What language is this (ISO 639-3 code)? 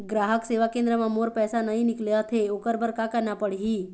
hne